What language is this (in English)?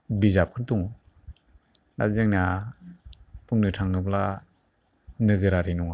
Bodo